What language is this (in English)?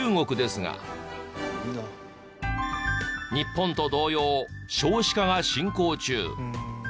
Japanese